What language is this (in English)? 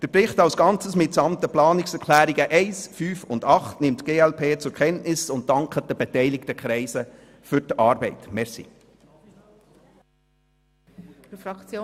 Swiss German